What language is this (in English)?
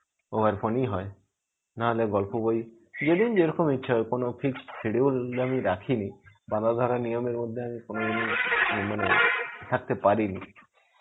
Bangla